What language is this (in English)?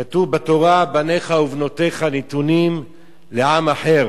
Hebrew